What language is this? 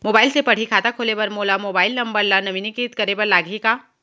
Chhattisgarhi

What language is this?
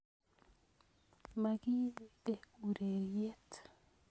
Kalenjin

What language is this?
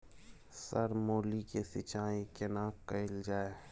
Maithili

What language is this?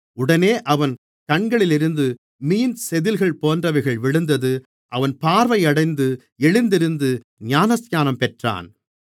Tamil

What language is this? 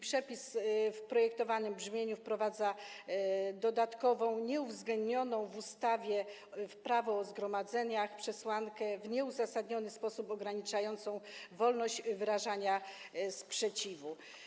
Polish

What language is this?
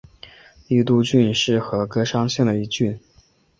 Chinese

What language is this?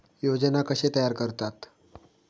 Marathi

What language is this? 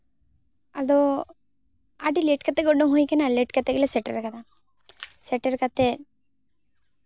Santali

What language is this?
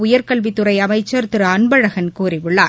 Tamil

